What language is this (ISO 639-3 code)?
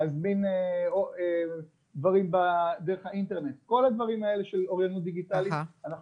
heb